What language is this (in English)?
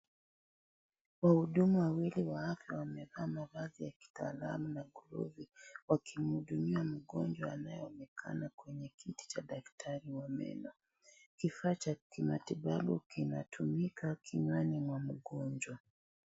Swahili